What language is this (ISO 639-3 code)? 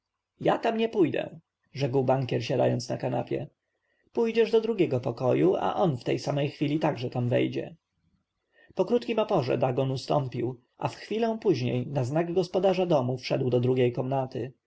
pol